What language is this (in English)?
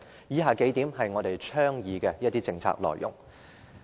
Cantonese